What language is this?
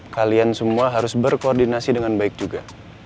Indonesian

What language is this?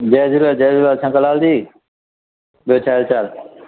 Sindhi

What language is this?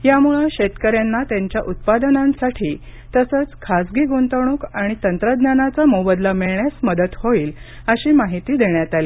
Marathi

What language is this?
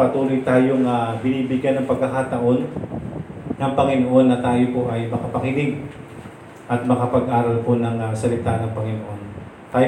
Filipino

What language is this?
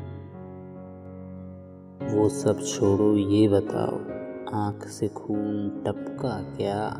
Hindi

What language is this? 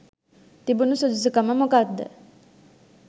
Sinhala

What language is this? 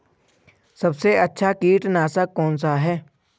Hindi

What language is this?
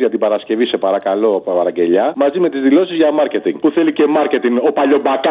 Greek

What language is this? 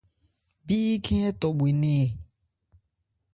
Ebrié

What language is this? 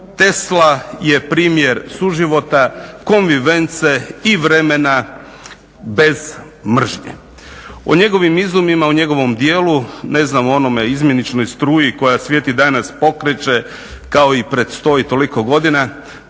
Croatian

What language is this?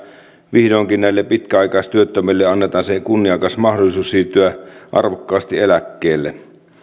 Finnish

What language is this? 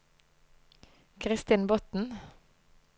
Norwegian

